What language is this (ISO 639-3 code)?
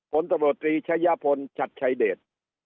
tha